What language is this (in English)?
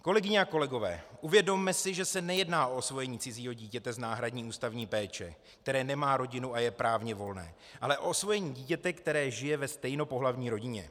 Czech